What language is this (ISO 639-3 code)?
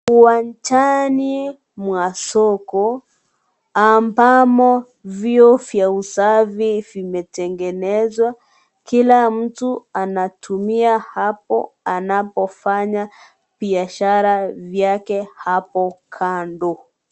swa